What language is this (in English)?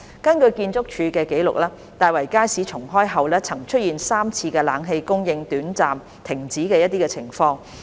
Cantonese